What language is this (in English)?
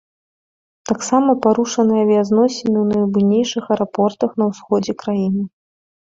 Belarusian